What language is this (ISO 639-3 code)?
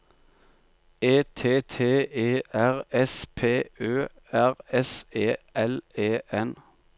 nor